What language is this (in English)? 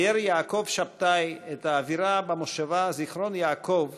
Hebrew